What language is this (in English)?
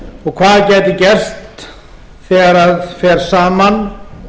Icelandic